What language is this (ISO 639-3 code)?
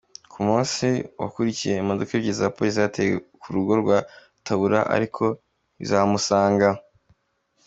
kin